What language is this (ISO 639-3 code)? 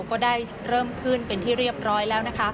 tha